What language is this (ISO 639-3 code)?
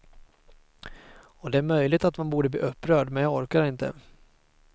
swe